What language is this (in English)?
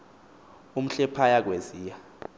Xhosa